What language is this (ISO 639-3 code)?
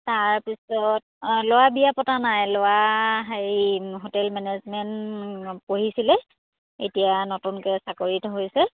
asm